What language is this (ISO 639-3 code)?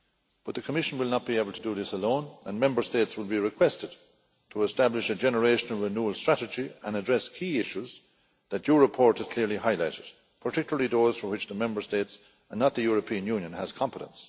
eng